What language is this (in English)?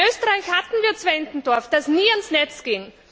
German